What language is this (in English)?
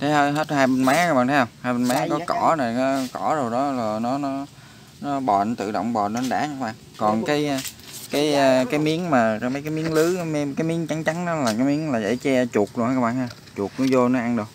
Vietnamese